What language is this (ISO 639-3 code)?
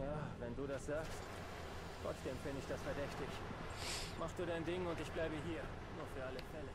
deu